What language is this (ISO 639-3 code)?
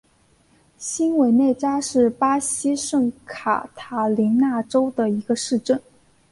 zho